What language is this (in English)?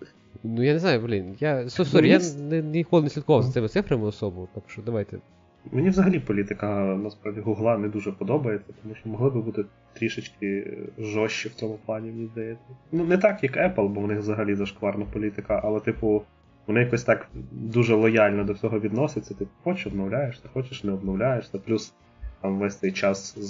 Ukrainian